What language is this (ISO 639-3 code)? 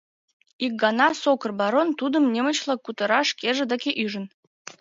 chm